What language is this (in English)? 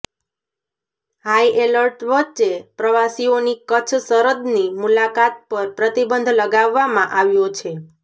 Gujarati